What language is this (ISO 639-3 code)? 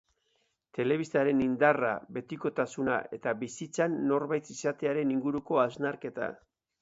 eus